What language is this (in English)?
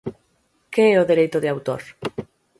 Galician